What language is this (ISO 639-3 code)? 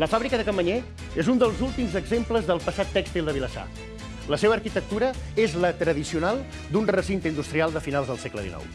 cat